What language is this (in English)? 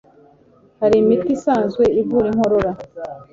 Kinyarwanda